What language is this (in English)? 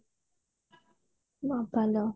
Odia